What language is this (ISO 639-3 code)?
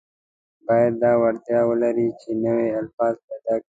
pus